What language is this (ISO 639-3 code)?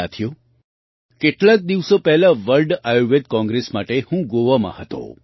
guj